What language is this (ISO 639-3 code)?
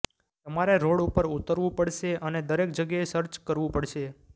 guj